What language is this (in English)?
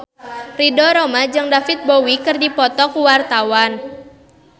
Sundanese